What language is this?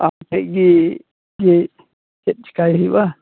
Santali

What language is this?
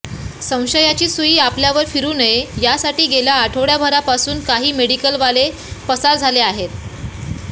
Marathi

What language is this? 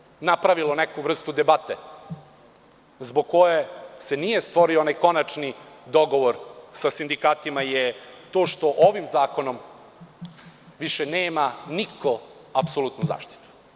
Serbian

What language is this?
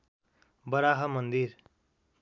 Nepali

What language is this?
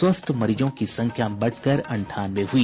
Hindi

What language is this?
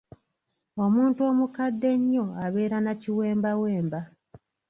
Ganda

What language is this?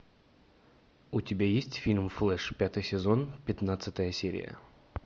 Russian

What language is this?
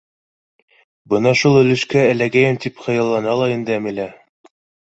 Bashkir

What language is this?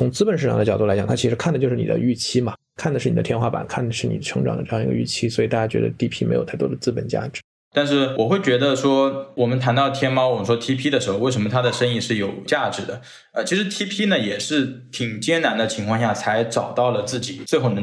Chinese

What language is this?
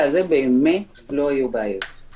Hebrew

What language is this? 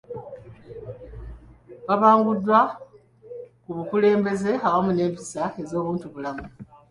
Ganda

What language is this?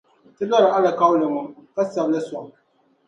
Dagbani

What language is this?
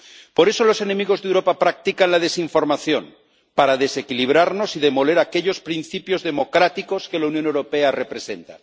Spanish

